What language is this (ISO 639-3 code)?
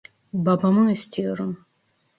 tur